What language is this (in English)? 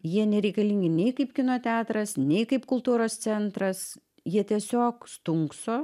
Lithuanian